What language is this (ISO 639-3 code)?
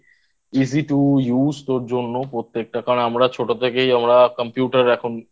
ben